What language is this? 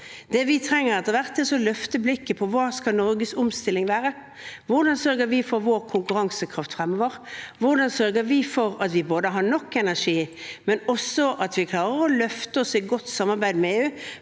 Norwegian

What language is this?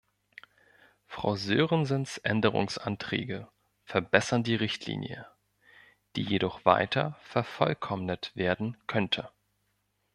German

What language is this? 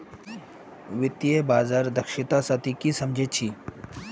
Magahi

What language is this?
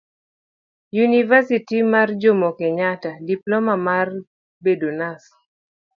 Luo (Kenya and Tanzania)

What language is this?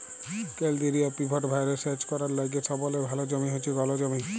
Bangla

